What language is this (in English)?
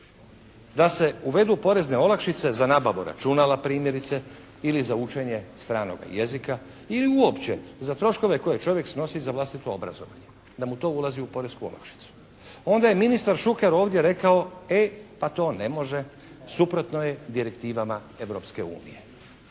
Croatian